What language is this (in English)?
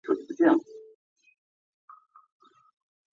Chinese